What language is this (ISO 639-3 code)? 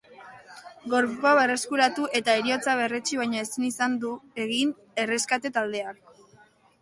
eus